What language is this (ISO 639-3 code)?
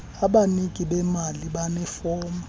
xho